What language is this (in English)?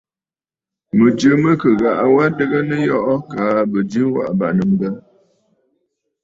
Bafut